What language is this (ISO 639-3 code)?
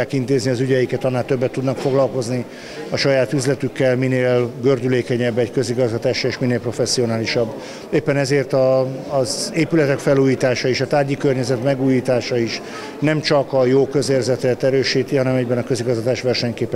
hun